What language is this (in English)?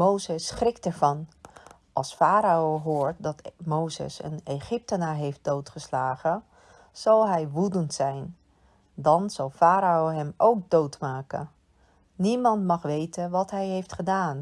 Dutch